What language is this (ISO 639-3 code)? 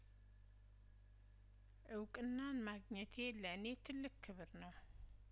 amh